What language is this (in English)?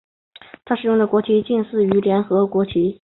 Chinese